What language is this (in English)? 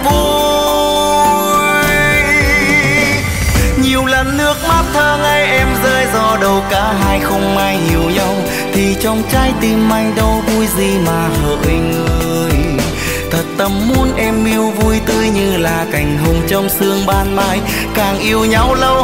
Vietnamese